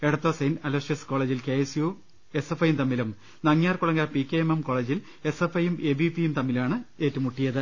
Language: Malayalam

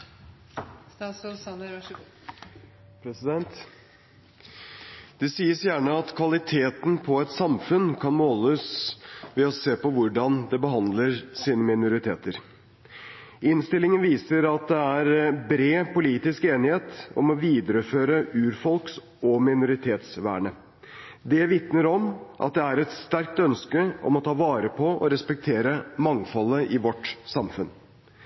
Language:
Norwegian Bokmål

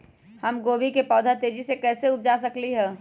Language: Magahi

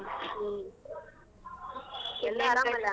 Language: Kannada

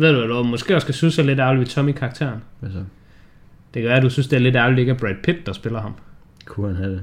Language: Danish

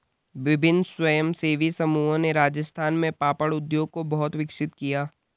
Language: Hindi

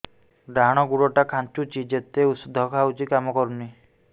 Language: Odia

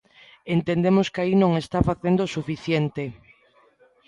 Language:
Galician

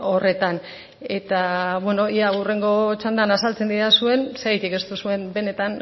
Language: Basque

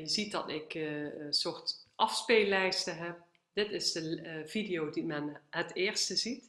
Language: Dutch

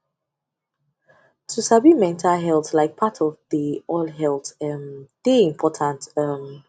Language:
Nigerian Pidgin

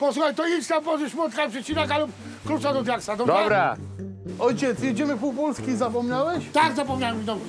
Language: Polish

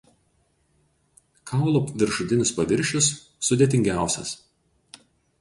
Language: Lithuanian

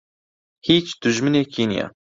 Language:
Central Kurdish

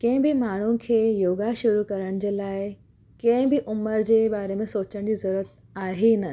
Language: Sindhi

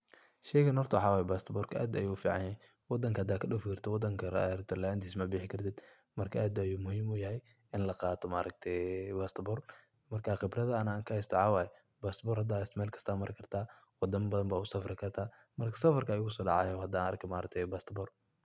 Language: Somali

